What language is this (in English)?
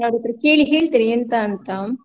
Kannada